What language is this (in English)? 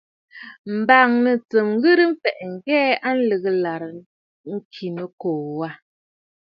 Bafut